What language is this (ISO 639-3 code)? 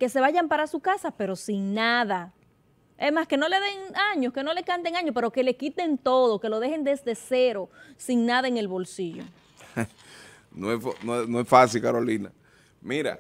spa